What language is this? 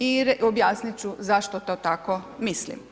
Croatian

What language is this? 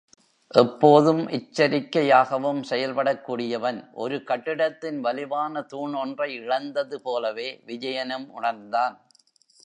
Tamil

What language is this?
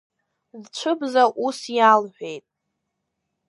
Abkhazian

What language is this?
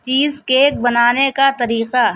Urdu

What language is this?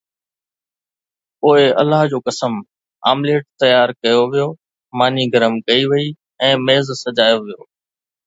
Sindhi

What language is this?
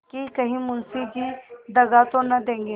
Hindi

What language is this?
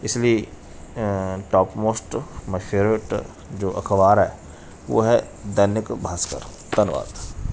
Punjabi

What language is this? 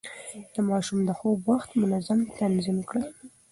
Pashto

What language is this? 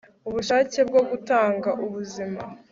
Kinyarwanda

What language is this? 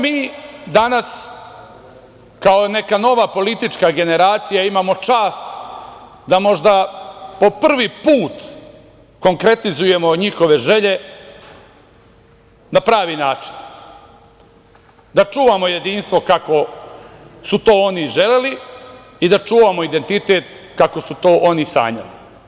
Serbian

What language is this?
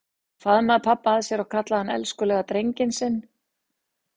Icelandic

